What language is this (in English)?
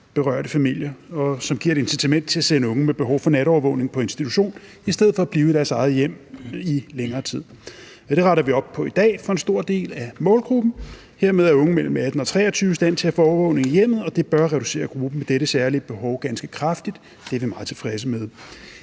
Danish